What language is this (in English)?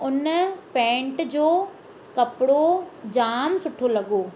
Sindhi